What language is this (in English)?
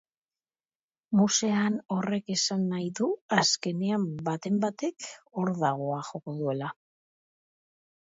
Basque